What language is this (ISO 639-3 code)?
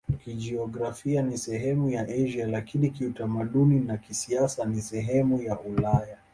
swa